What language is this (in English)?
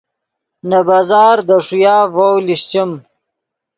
Yidgha